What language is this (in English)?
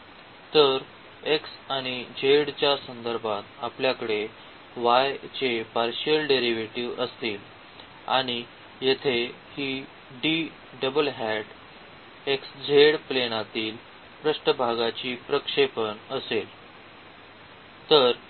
Marathi